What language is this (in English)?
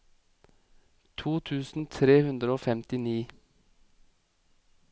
Norwegian